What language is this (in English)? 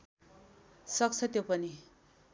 Nepali